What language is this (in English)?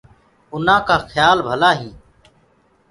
Gurgula